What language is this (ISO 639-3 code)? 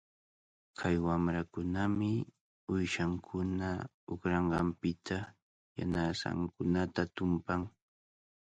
qvl